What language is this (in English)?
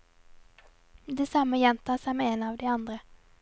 Norwegian